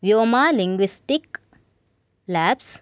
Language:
Sanskrit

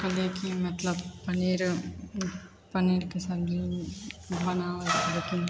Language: Maithili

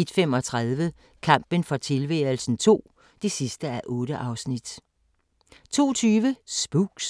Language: Danish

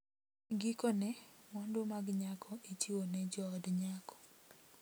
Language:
Luo (Kenya and Tanzania)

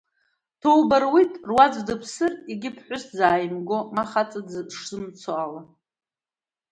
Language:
Abkhazian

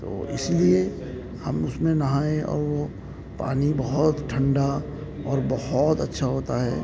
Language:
Urdu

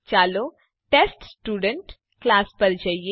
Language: Gujarati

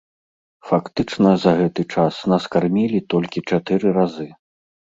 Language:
Belarusian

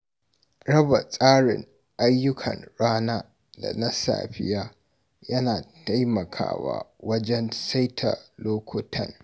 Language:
Hausa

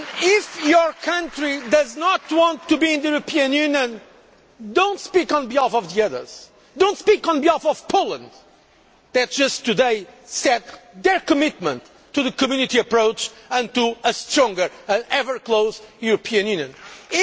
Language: English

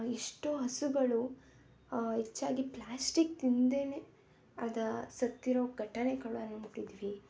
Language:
Kannada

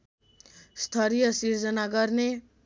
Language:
Nepali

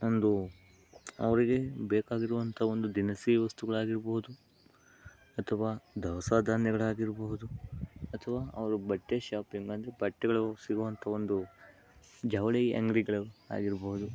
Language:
Kannada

